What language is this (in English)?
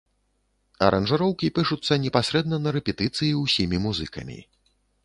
Belarusian